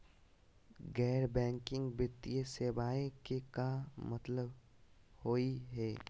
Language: Magahi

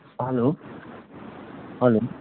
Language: Nepali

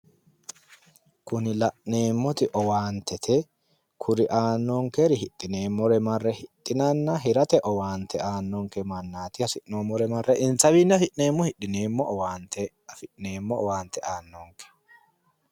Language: Sidamo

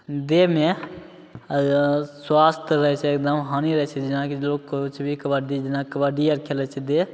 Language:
Maithili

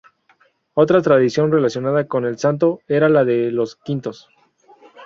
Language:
Spanish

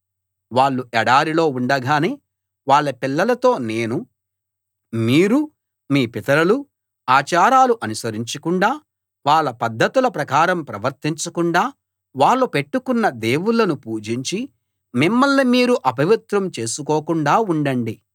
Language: Telugu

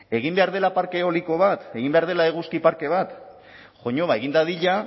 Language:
Basque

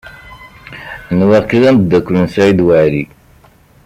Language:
Kabyle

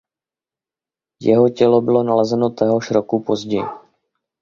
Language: Czech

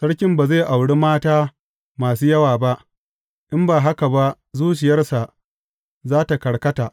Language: Hausa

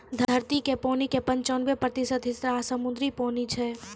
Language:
Maithili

